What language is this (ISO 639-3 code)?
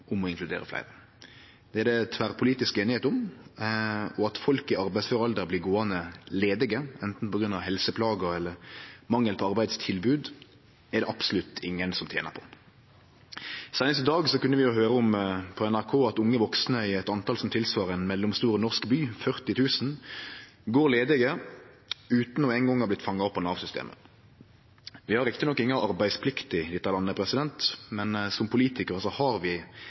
nno